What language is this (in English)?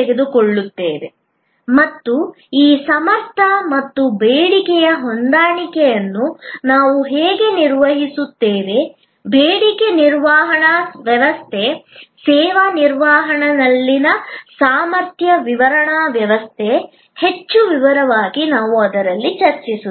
Kannada